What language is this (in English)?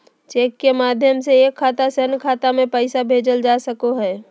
Magahi